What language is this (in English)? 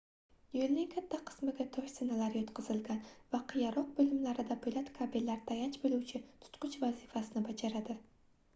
Uzbek